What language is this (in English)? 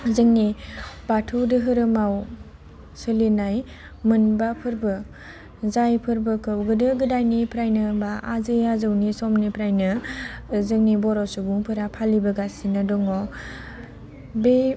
Bodo